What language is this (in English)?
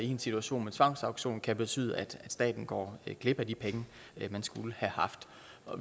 Danish